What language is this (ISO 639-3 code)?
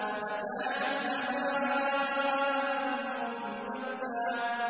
ara